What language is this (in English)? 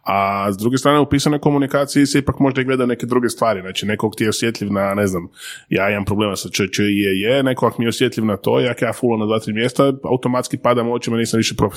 Croatian